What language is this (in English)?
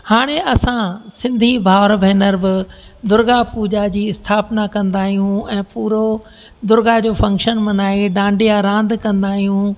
Sindhi